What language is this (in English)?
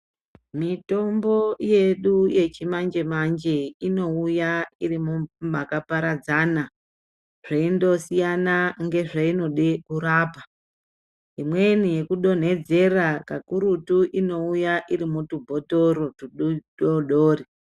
Ndau